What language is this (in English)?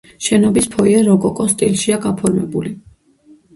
Georgian